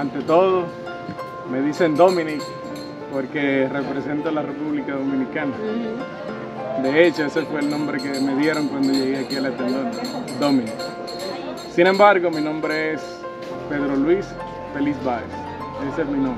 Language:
Spanish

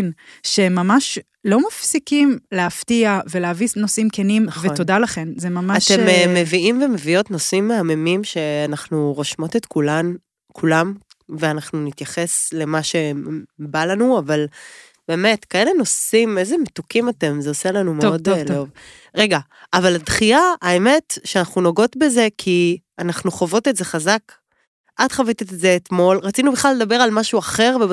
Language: Hebrew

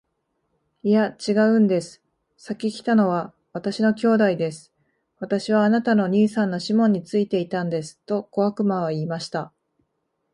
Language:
Japanese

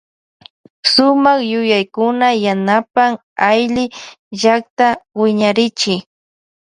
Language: Loja Highland Quichua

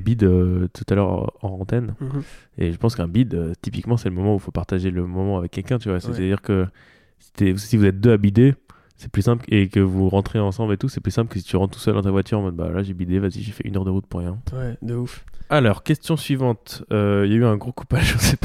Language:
French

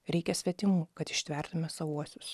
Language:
Lithuanian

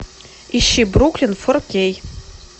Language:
Russian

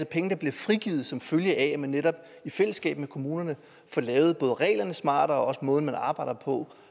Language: Danish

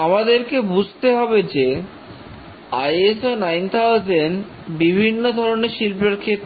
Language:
Bangla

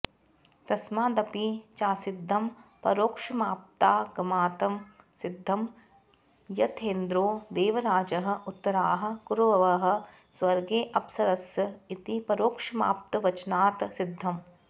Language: Sanskrit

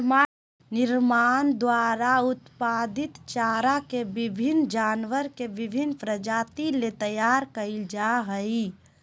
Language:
Magahi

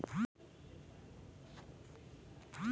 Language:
Chhattisgarhi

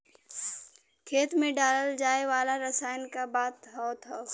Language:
Bhojpuri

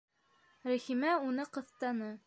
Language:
Bashkir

